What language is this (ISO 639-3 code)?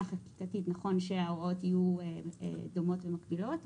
heb